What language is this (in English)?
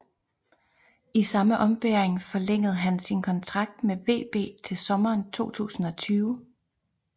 Danish